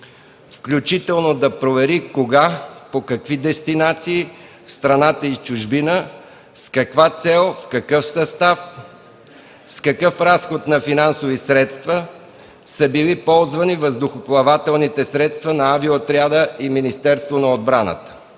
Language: Bulgarian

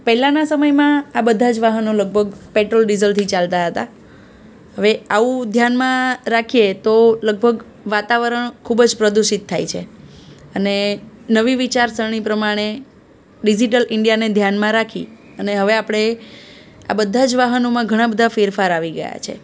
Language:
Gujarati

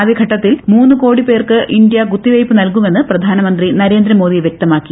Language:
Malayalam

